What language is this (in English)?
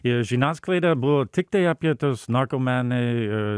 Lithuanian